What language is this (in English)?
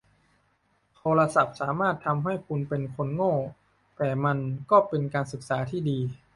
Thai